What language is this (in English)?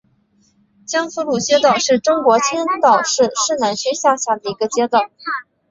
Chinese